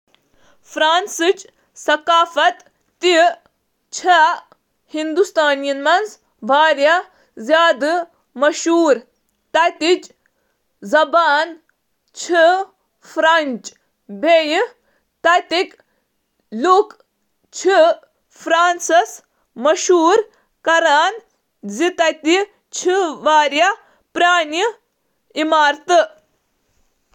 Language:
Kashmiri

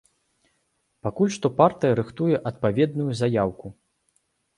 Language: Belarusian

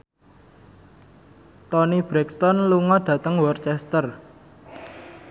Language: Javanese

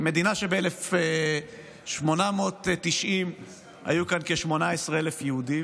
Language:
Hebrew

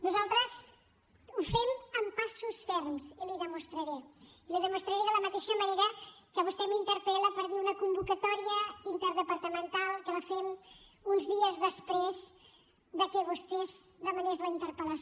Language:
Catalan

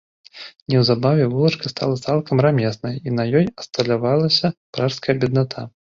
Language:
Belarusian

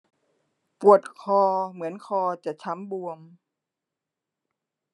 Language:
Thai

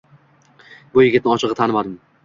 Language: Uzbek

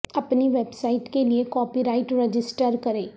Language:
Urdu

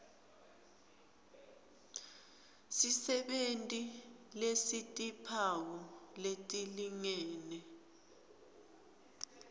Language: Swati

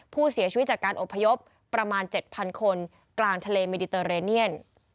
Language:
Thai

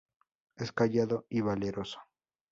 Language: Spanish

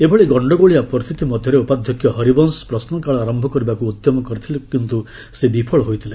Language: Odia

